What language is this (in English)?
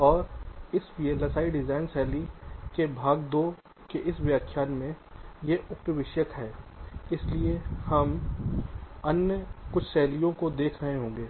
Hindi